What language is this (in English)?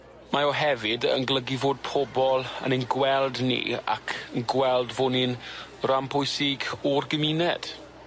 Welsh